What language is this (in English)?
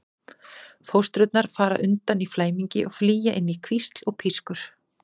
Icelandic